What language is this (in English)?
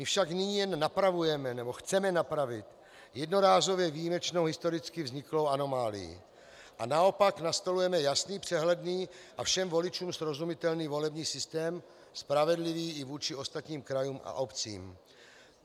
Czech